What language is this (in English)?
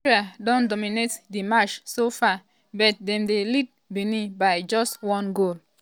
Nigerian Pidgin